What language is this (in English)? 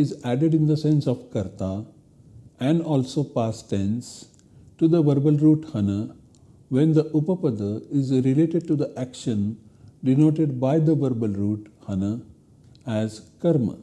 English